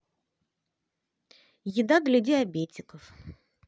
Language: Russian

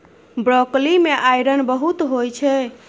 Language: Maithili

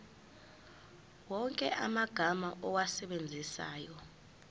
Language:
Zulu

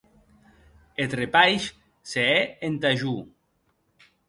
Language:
Occitan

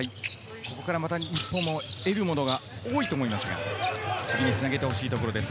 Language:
Japanese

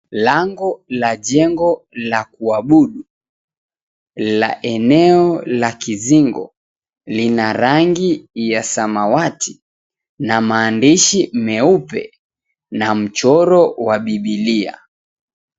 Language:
Swahili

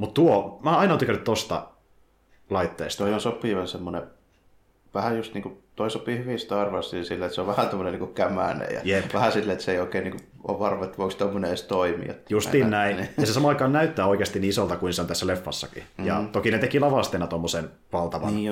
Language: Finnish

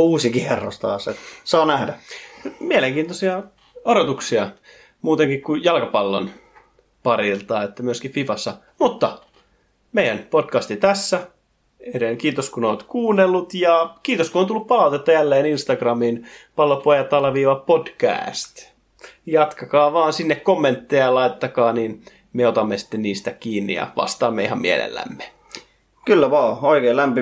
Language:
Finnish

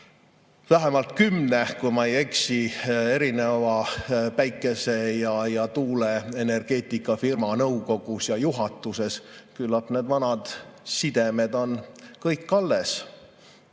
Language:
Estonian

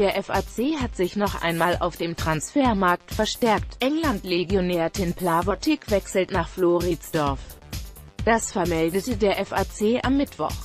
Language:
German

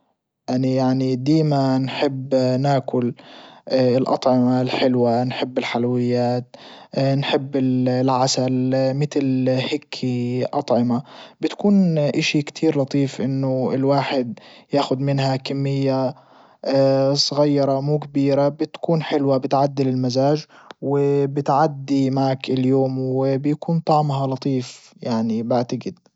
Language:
Libyan Arabic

